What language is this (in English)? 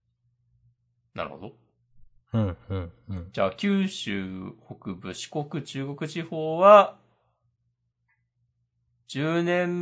Japanese